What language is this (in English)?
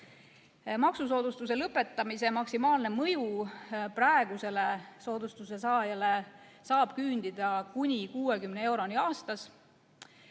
Estonian